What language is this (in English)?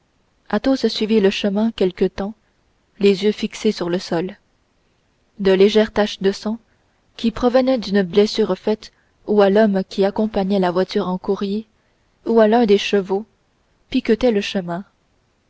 French